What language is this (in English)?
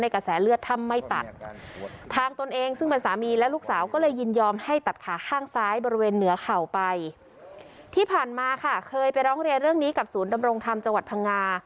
Thai